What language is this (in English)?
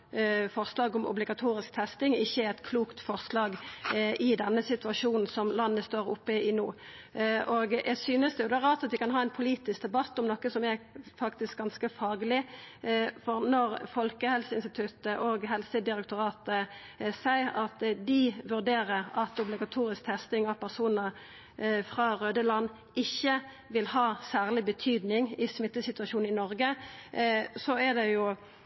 Norwegian Nynorsk